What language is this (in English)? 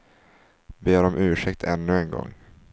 Swedish